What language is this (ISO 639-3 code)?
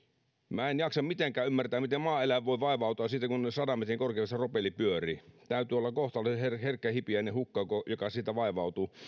fin